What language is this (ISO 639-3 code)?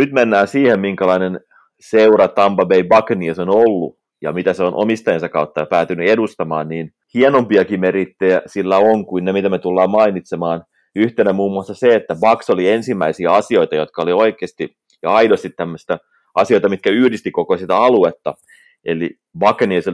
fin